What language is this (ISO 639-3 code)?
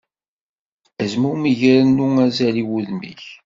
kab